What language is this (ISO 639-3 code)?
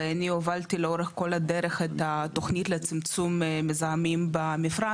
heb